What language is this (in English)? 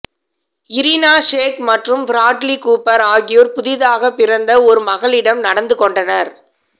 Tamil